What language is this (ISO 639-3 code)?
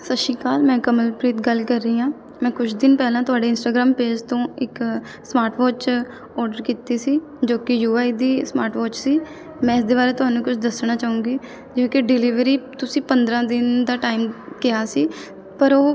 pan